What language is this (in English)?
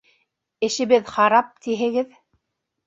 Bashkir